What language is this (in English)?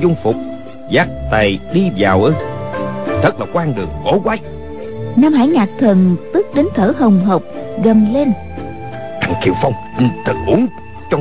Vietnamese